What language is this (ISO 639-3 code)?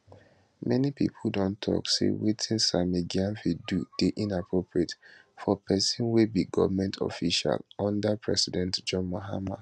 pcm